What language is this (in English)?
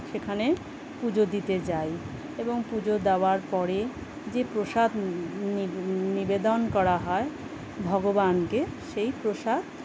Bangla